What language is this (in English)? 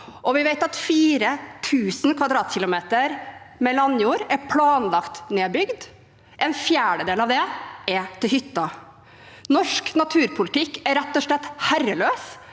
Norwegian